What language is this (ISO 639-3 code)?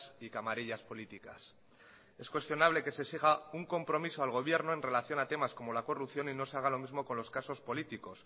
spa